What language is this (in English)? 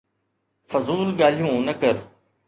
Sindhi